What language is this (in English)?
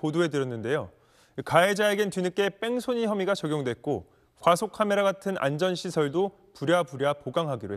Korean